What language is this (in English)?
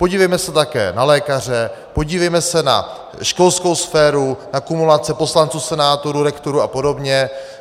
Czech